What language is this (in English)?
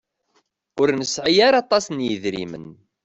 Kabyle